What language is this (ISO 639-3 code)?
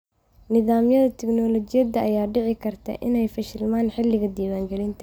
som